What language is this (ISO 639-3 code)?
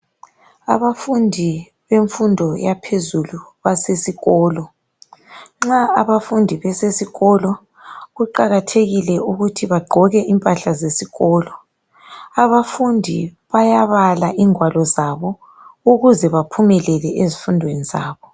nde